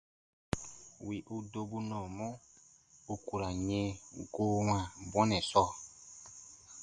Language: Baatonum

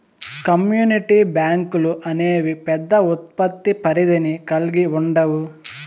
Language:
Telugu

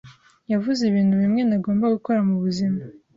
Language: Kinyarwanda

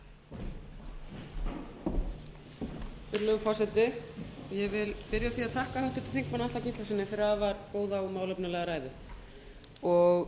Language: Icelandic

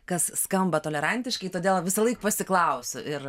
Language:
Lithuanian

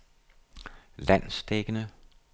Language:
Danish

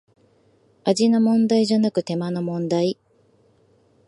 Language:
Japanese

